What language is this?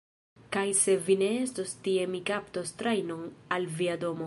Esperanto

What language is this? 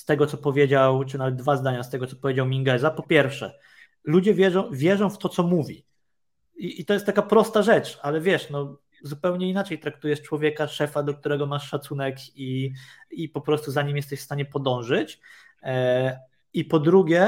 Polish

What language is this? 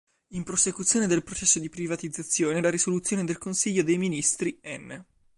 Italian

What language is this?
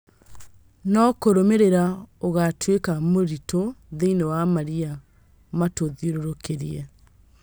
Kikuyu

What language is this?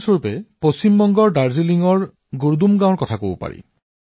Assamese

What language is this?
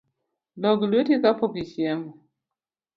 Luo (Kenya and Tanzania)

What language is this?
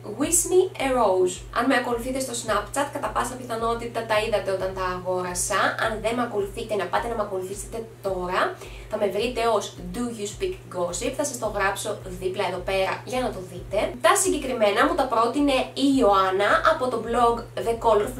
Greek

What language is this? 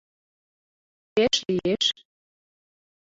Mari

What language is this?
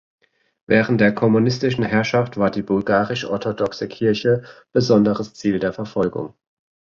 German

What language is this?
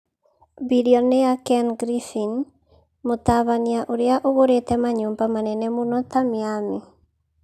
Kikuyu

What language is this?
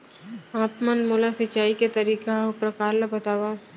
Chhattisgarhi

